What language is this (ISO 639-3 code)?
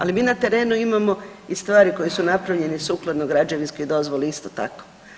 hrv